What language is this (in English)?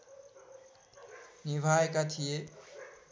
Nepali